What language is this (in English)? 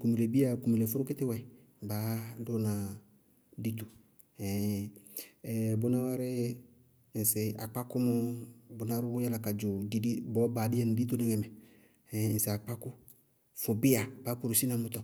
Bago-Kusuntu